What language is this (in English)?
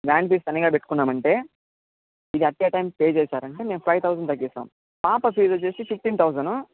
Telugu